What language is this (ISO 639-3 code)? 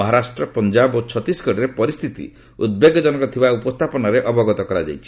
ori